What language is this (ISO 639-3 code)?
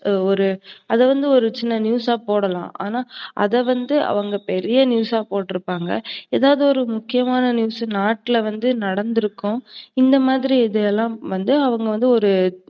tam